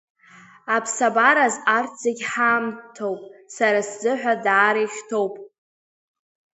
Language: Abkhazian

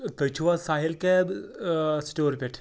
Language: Kashmiri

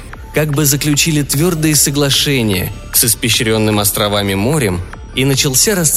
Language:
Russian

